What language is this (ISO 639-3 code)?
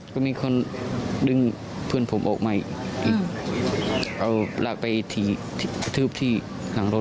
tha